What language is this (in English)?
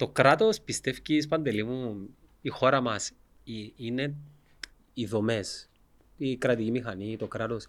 Greek